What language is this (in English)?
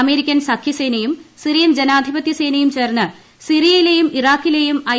Malayalam